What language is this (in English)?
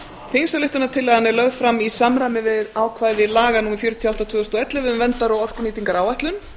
Icelandic